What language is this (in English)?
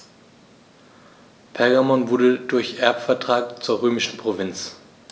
German